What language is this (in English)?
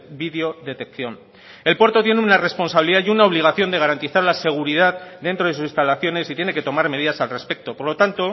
Spanish